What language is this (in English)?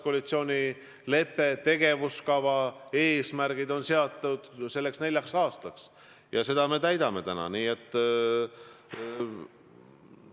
Estonian